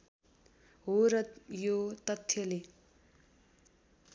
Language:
Nepali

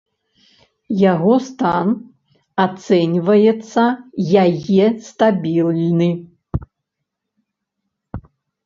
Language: Belarusian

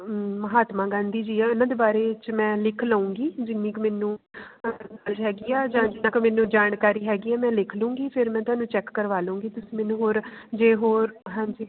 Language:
Punjabi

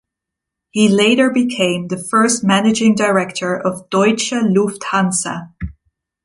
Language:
English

